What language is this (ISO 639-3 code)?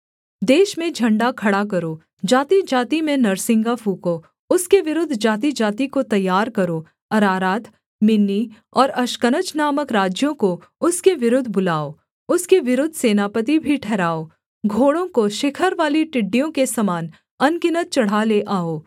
hin